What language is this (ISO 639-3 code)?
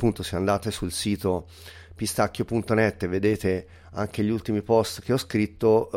ita